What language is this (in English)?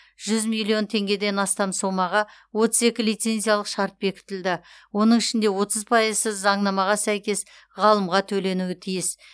Kazakh